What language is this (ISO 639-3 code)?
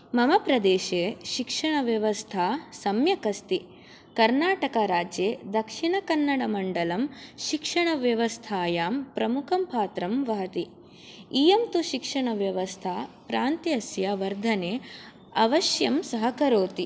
san